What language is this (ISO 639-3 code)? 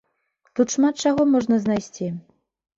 bel